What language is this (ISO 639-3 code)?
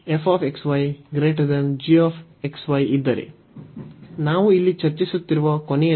kan